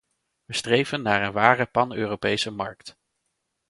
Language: Dutch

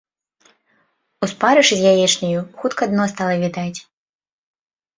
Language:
Belarusian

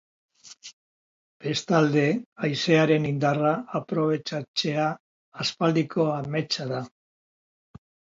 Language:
Basque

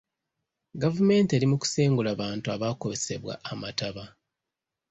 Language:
Ganda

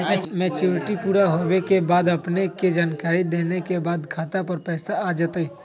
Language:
Magahi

